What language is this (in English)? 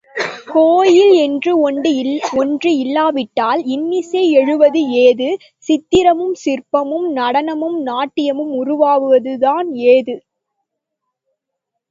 Tamil